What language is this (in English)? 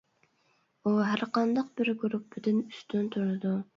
Uyghur